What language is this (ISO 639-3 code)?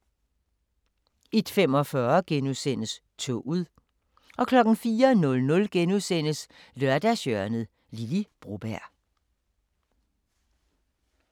dan